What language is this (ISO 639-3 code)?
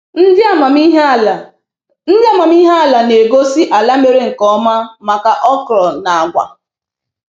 ibo